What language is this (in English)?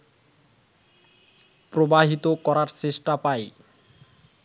Bangla